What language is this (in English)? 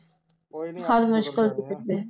Punjabi